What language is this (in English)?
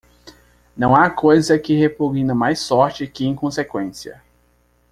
Portuguese